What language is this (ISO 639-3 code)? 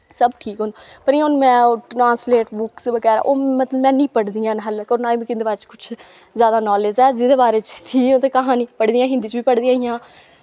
doi